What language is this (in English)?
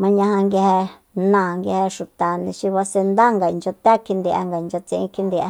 Soyaltepec Mazatec